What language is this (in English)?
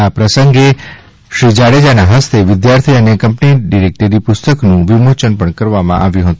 Gujarati